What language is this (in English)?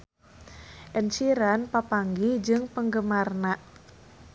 Sundanese